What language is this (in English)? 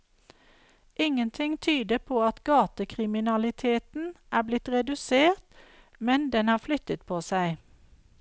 Norwegian